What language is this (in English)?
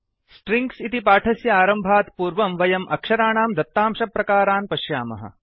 Sanskrit